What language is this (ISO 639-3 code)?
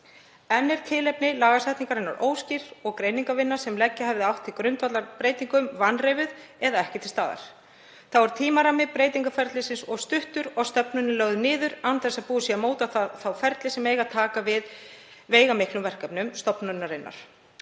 isl